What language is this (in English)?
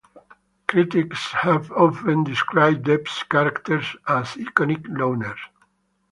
English